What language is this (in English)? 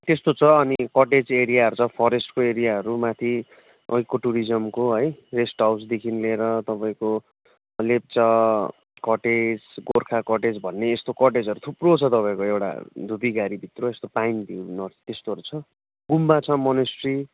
Nepali